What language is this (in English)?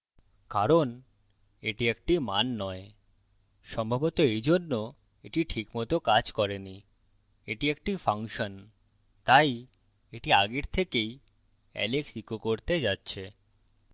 Bangla